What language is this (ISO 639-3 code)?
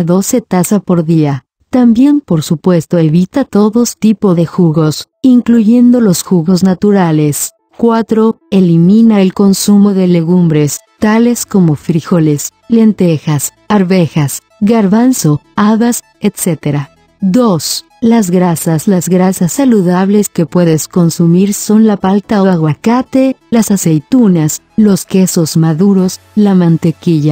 spa